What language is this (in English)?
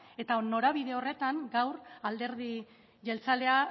Basque